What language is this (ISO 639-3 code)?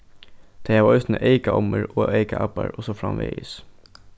fao